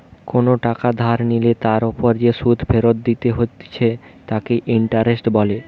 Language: Bangla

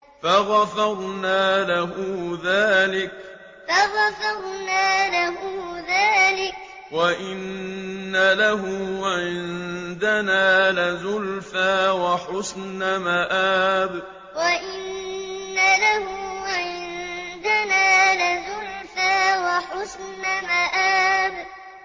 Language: Arabic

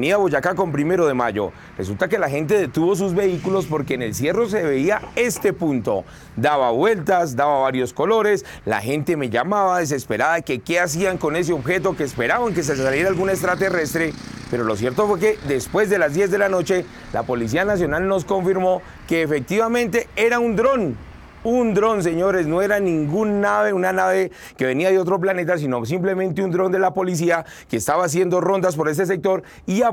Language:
Spanish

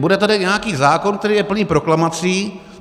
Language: Czech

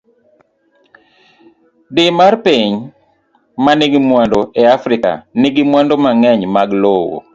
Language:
Luo (Kenya and Tanzania)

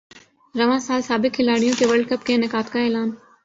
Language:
Urdu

